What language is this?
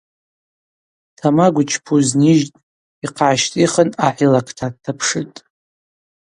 Abaza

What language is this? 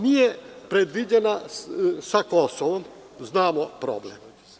Serbian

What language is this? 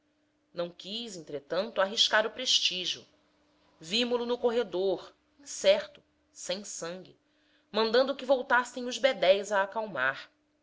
Portuguese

